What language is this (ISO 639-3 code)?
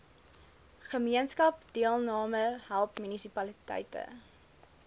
afr